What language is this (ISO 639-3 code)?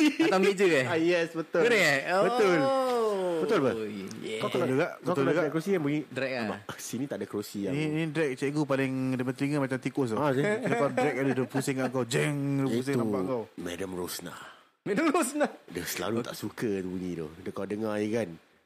msa